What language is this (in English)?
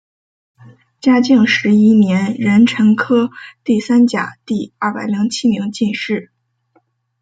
Chinese